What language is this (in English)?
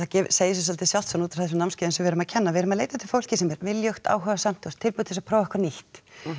Icelandic